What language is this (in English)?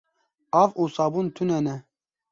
Kurdish